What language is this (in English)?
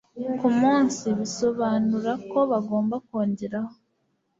Kinyarwanda